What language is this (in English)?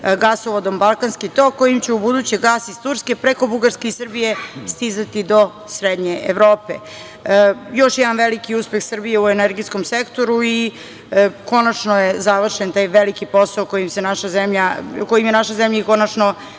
Serbian